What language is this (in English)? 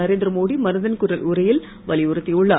Tamil